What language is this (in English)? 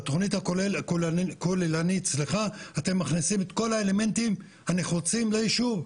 Hebrew